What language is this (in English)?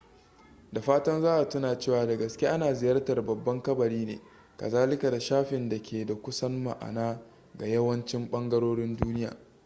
Hausa